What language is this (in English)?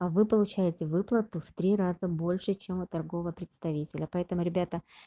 Russian